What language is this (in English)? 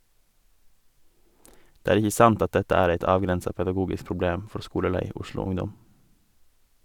Norwegian